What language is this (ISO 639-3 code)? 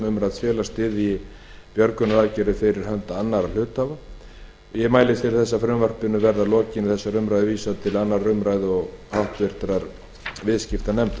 isl